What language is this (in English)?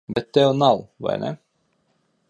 Latvian